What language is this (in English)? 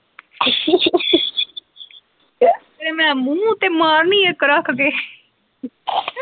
Punjabi